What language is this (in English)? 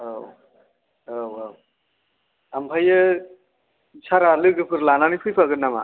Bodo